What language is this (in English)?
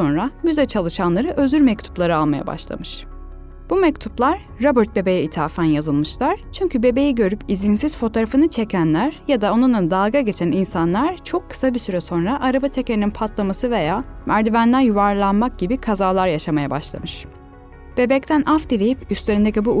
Turkish